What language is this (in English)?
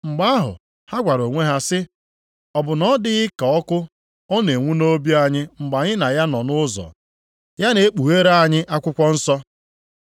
Igbo